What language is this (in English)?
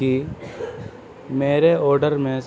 Urdu